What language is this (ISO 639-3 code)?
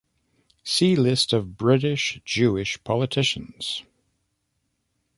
eng